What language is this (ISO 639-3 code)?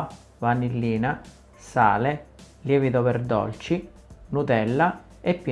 ita